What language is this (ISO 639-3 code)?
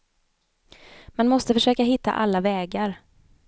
swe